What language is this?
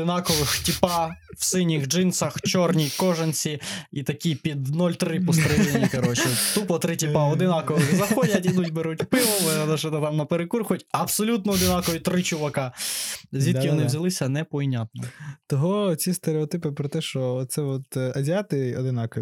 Ukrainian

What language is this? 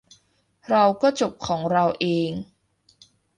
Thai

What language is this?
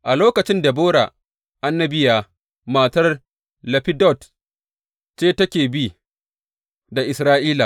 Hausa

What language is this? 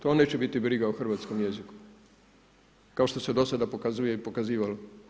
Croatian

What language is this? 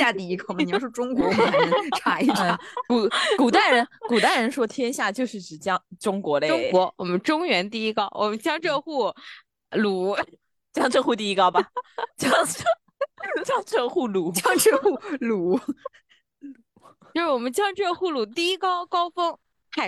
Chinese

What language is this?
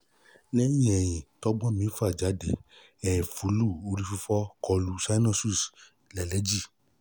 Yoruba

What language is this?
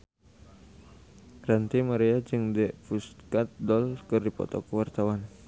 Sundanese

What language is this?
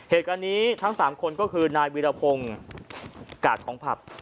Thai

